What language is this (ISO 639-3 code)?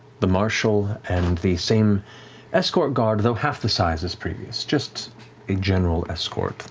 eng